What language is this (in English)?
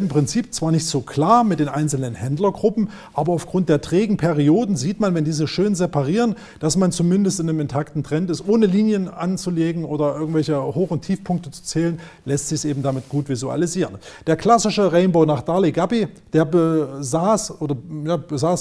German